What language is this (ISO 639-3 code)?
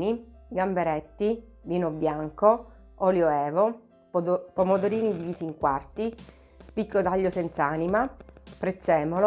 ita